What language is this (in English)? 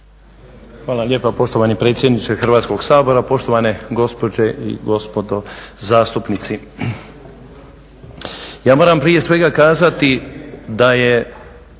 Croatian